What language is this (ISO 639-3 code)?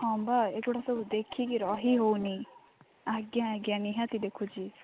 ori